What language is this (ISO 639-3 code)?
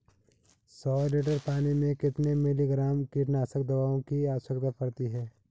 hin